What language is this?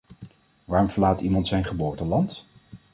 Dutch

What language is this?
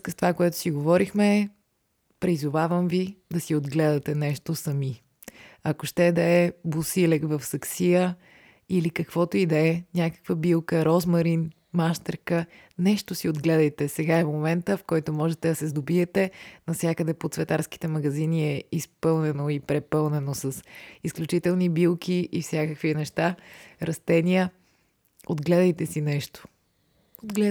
Bulgarian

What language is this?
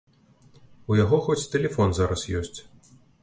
Belarusian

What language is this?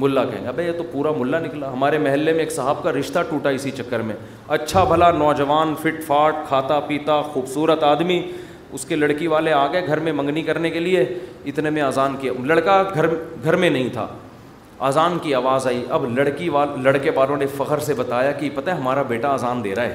Urdu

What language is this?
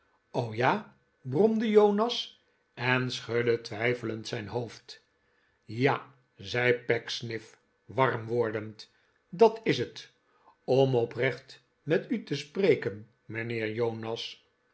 Dutch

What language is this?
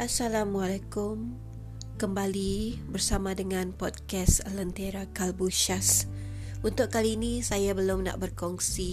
Malay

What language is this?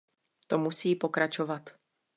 Czech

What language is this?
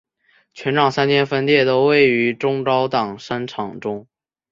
Chinese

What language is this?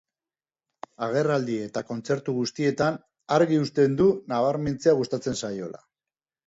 Basque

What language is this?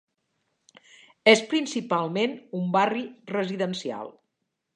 Catalan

